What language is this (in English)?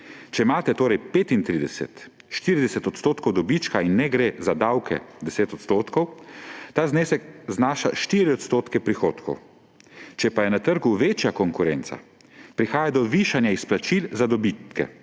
Slovenian